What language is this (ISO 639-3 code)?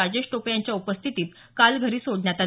mar